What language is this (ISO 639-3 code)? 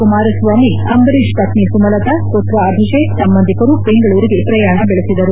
kan